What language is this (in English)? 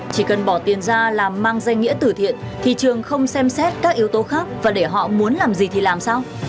Vietnamese